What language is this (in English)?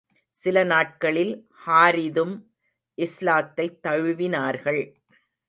Tamil